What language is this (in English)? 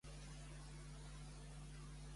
Catalan